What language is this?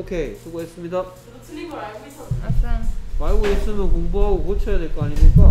Korean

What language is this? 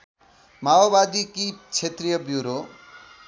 Nepali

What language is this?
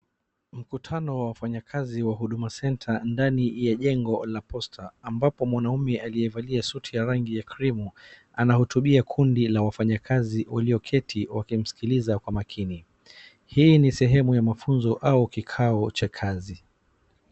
Swahili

